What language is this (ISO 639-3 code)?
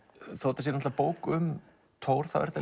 isl